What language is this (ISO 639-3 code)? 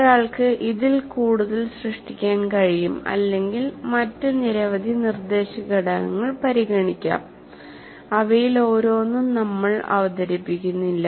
mal